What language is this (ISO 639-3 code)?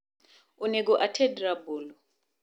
luo